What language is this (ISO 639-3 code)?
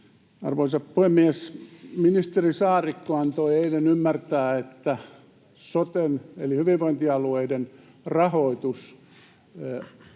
fin